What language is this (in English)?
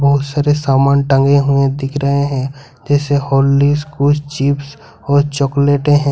Hindi